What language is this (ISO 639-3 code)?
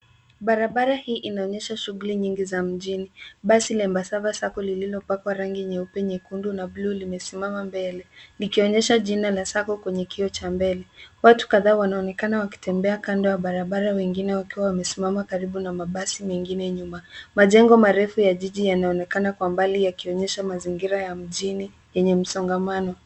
swa